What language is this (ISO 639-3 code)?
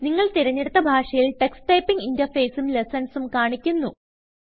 mal